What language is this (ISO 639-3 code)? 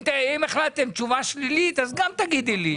heb